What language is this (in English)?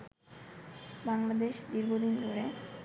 Bangla